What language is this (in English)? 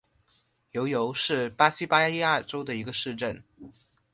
Chinese